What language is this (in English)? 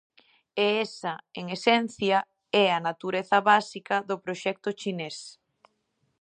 Galician